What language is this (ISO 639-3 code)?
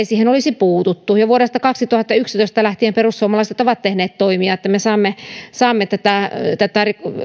fin